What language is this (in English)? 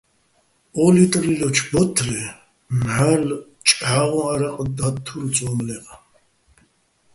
Bats